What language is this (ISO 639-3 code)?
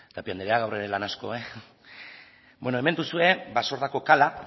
eus